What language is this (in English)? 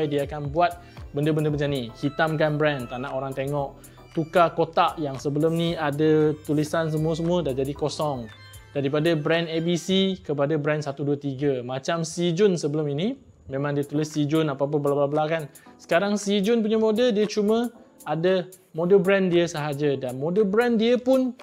Malay